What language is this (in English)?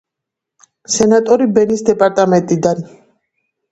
Georgian